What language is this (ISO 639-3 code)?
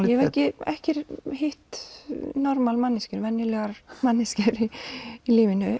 isl